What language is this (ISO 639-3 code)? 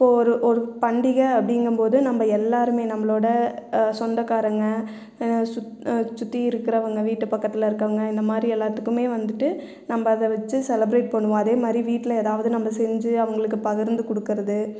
tam